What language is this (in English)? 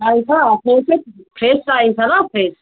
Nepali